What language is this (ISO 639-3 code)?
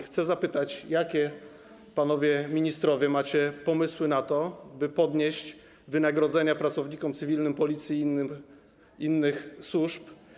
pol